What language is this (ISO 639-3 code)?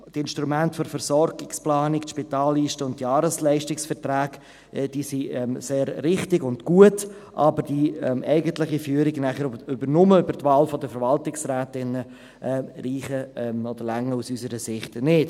gsw